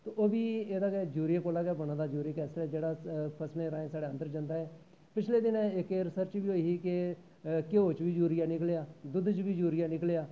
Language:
Dogri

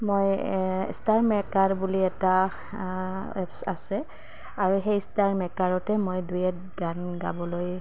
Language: Assamese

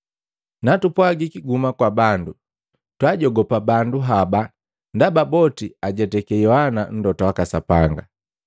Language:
Matengo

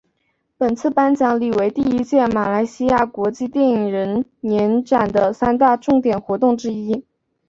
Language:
Chinese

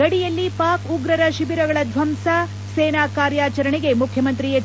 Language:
Kannada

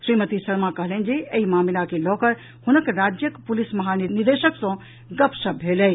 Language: Maithili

